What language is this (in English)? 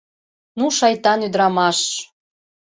Mari